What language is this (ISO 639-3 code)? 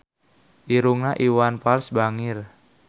sun